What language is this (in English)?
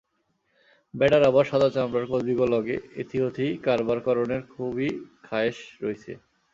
Bangla